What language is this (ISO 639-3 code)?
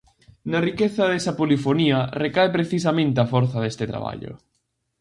glg